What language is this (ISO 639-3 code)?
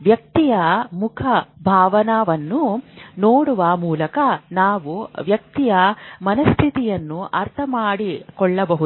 kan